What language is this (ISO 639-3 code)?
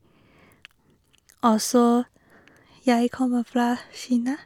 nor